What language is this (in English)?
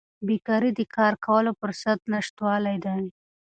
Pashto